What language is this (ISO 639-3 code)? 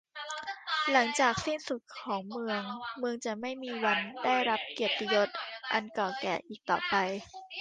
tha